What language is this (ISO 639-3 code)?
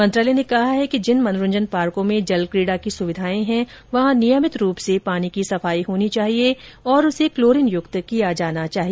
hin